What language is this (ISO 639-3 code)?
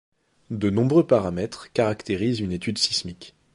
fra